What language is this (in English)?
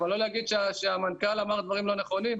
Hebrew